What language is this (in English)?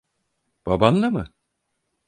Turkish